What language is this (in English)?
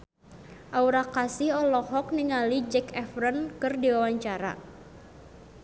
Sundanese